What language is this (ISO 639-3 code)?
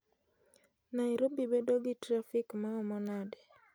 luo